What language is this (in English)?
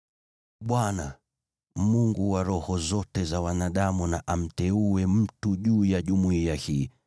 Swahili